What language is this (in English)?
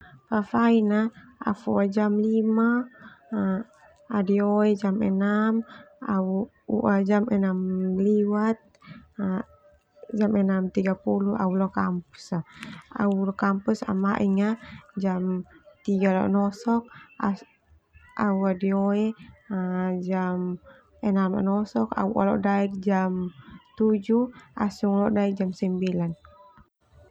Termanu